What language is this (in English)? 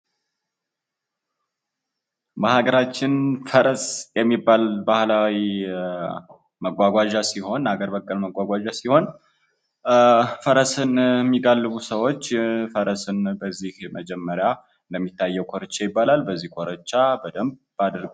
Amharic